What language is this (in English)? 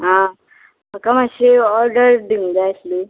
Konkani